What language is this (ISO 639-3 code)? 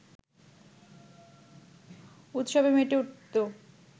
ben